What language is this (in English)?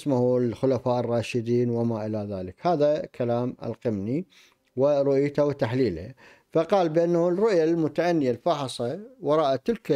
Arabic